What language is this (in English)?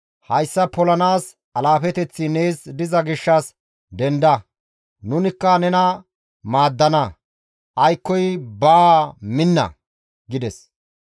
Gamo